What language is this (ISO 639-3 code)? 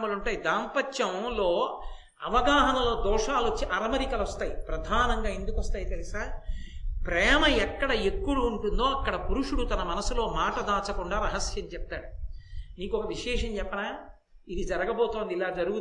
tel